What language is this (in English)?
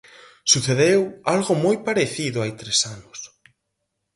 Galician